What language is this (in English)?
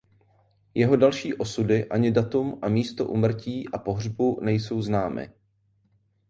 Czech